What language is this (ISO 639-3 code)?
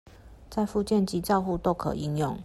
zho